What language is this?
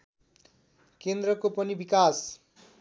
Nepali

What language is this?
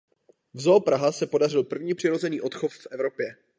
Czech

